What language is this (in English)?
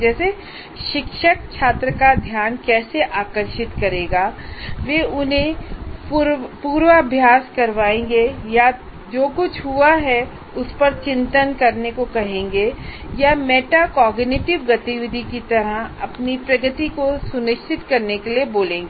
Hindi